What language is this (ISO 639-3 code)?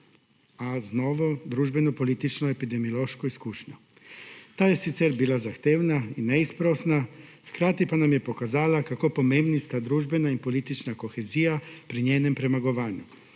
slv